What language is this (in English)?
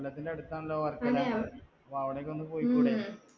Malayalam